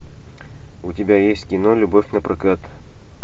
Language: Russian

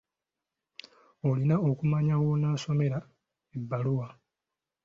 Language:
Ganda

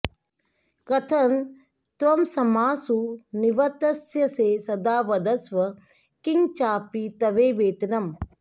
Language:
Sanskrit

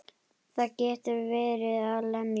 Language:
Icelandic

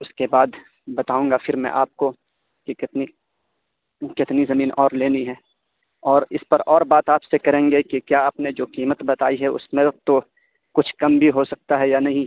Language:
Urdu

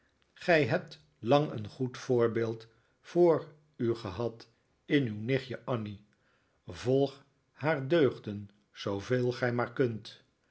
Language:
Dutch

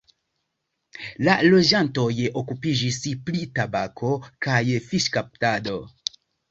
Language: Esperanto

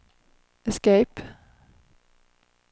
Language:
Swedish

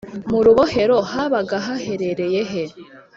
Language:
Kinyarwanda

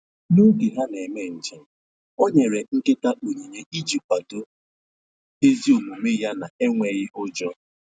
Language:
Igbo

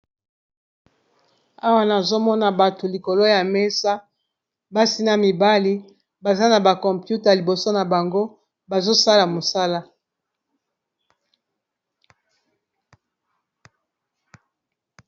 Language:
Lingala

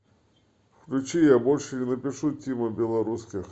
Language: Russian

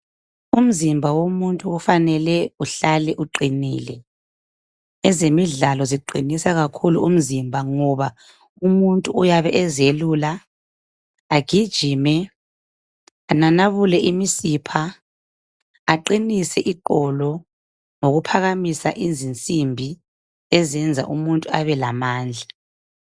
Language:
North Ndebele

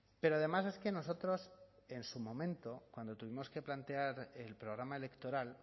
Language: Spanish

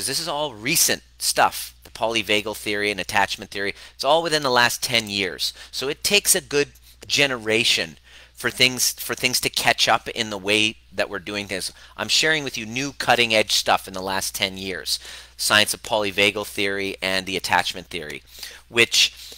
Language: English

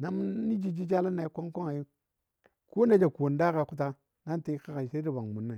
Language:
Dadiya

